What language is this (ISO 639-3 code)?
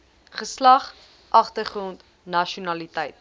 afr